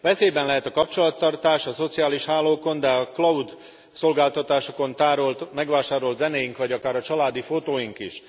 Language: Hungarian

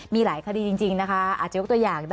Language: Thai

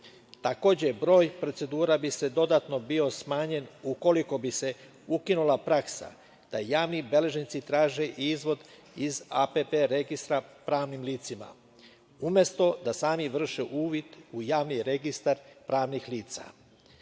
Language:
Serbian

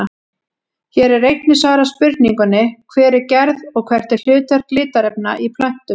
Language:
Icelandic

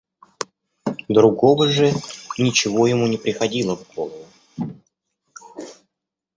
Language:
Russian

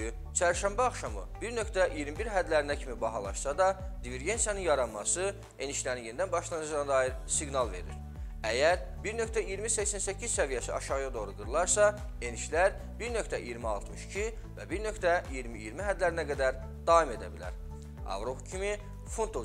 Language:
Turkish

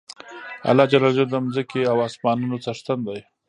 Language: Pashto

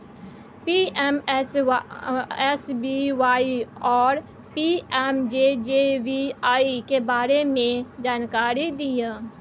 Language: Maithili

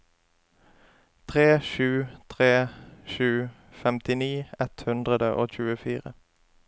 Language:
Norwegian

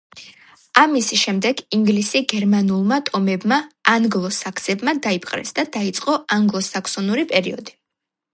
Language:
Georgian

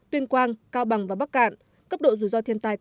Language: Vietnamese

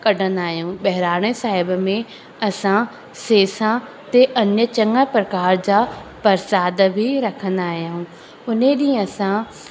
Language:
Sindhi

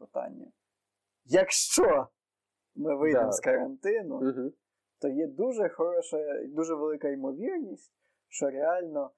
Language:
Ukrainian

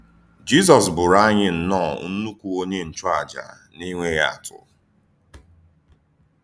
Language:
Igbo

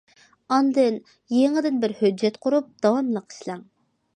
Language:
Uyghur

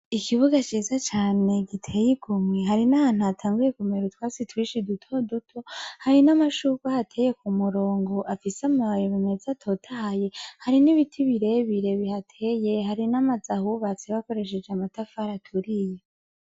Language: Rundi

